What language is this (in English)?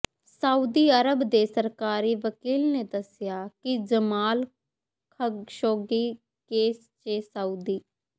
Punjabi